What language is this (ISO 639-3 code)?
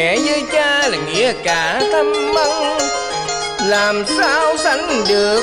vie